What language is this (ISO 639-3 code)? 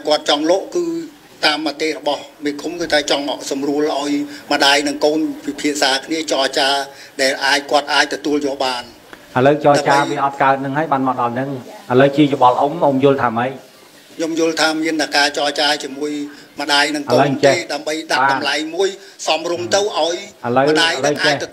vie